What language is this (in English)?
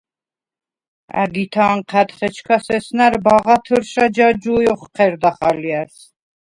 Svan